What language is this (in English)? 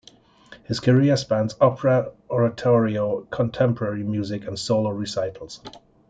English